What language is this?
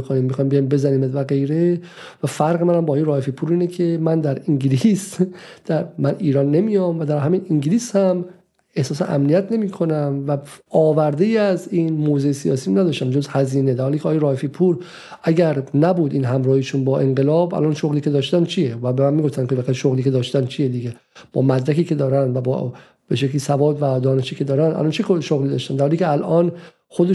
Persian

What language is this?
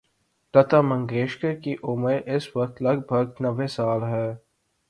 Urdu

